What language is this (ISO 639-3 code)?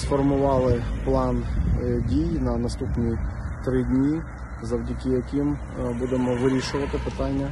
ukr